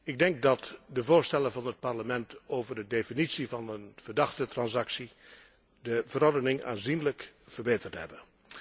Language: Dutch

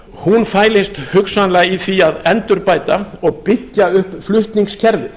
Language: Icelandic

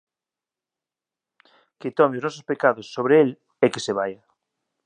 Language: Galician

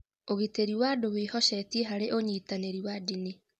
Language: Kikuyu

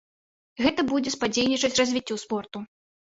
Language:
Belarusian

